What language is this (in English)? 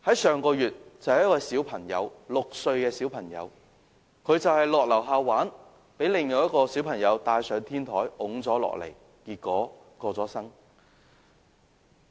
Cantonese